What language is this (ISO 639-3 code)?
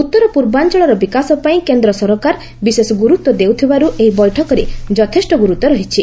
ori